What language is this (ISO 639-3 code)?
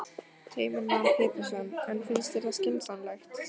isl